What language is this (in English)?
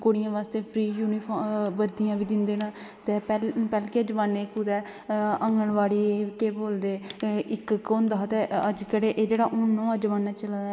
Dogri